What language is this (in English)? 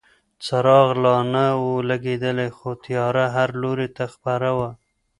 Pashto